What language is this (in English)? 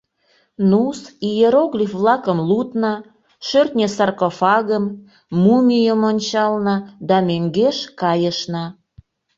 Mari